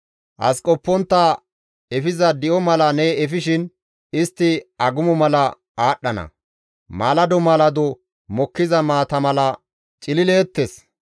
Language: Gamo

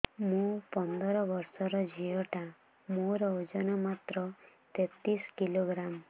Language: Odia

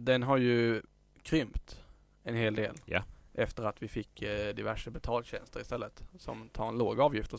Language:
Swedish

